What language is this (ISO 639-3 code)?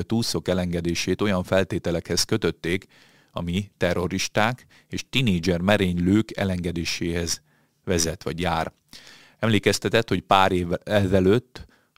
hun